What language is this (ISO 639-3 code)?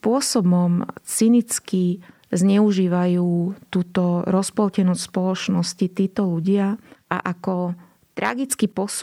slk